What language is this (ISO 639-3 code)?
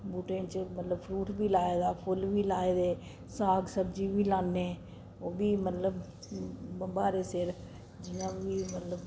doi